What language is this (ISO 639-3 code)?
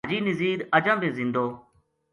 gju